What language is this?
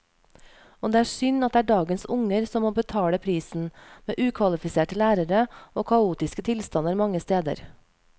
Norwegian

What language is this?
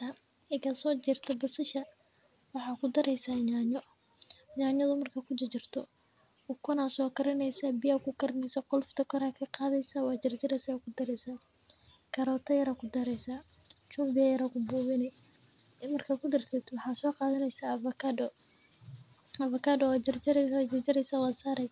Somali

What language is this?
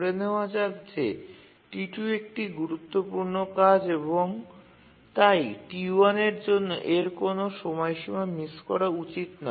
Bangla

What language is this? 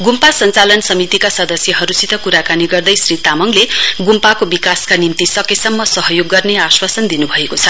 Nepali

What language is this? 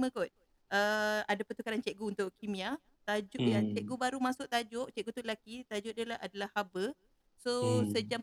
Malay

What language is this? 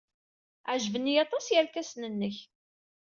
Kabyle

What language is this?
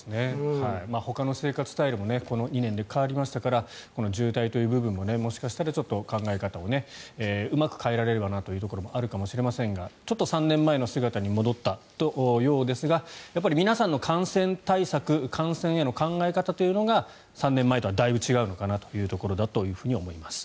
Japanese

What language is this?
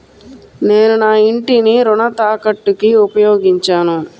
Telugu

